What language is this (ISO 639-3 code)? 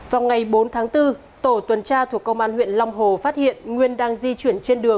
vie